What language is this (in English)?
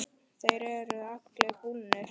Icelandic